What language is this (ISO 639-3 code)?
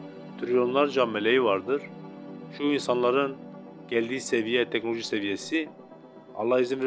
tur